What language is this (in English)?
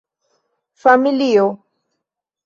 Esperanto